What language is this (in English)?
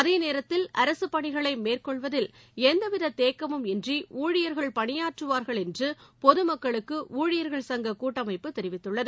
Tamil